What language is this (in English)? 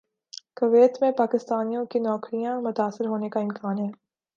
Urdu